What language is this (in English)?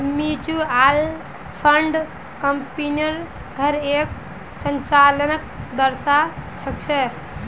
Magahi